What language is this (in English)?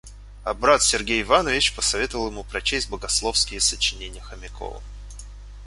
Russian